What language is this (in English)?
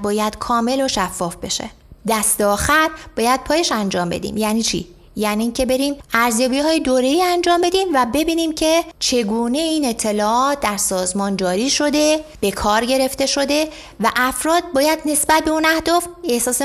Persian